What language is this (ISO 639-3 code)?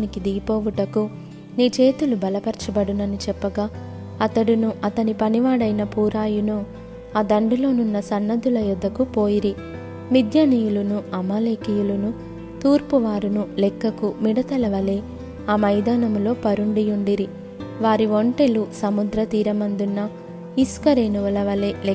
tel